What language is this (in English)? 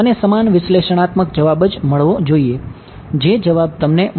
Gujarati